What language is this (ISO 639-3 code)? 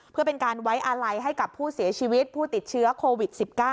tha